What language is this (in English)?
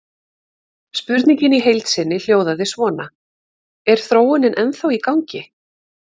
Icelandic